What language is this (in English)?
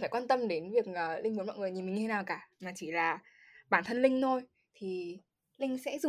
Vietnamese